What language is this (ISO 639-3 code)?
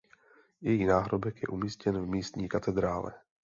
ces